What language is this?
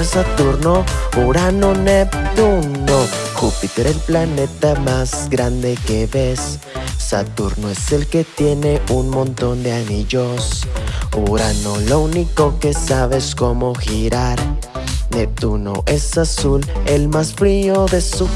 Spanish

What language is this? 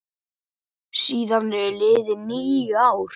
Icelandic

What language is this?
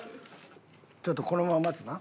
Japanese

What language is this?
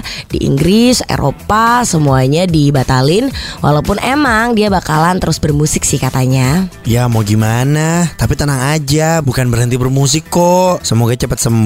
Indonesian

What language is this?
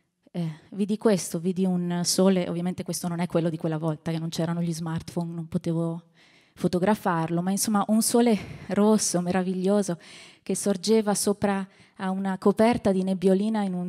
Italian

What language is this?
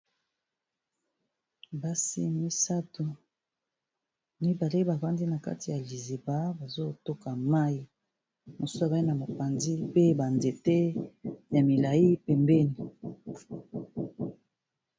Lingala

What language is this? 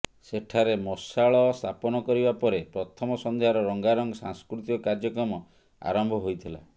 Odia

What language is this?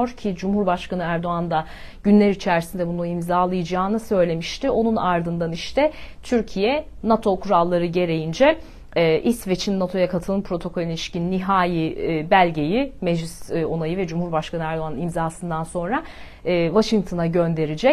Turkish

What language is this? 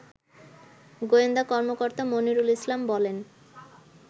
Bangla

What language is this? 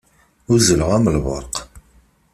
Kabyle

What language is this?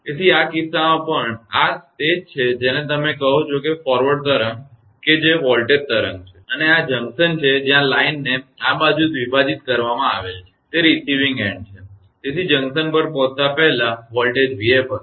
Gujarati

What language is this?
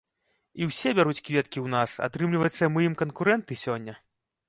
Belarusian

